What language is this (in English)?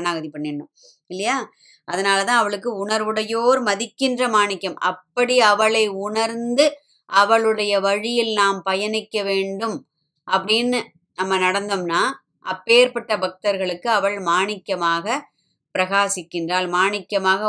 Tamil